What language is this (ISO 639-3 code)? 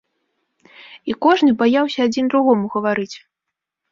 bel